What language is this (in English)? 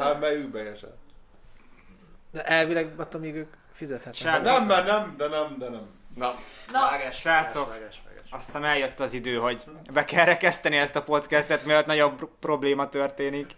Hungarian